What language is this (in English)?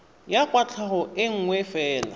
Tswana